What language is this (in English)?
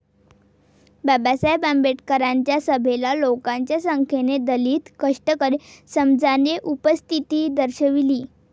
Marathi